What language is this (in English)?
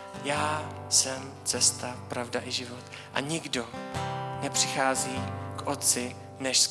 Czech